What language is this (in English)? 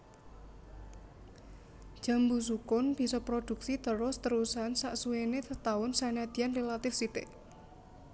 Javanese